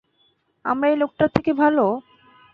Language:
Bangla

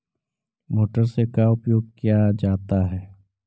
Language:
Magahi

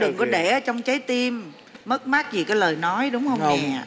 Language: Vietnamese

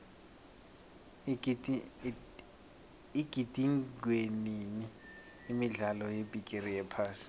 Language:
South Ndebele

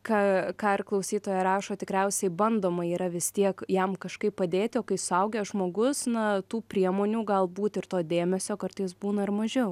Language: Lithuanian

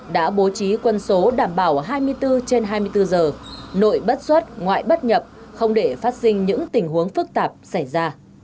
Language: Vietnamese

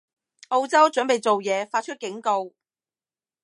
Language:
Cantonese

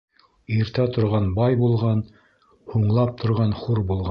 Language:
Bashkir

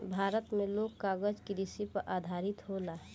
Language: Bhojpuri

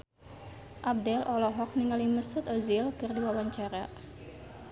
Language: Sundanese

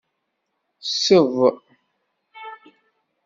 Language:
Kabyle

